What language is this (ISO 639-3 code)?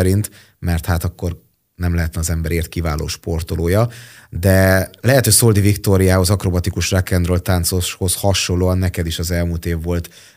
hun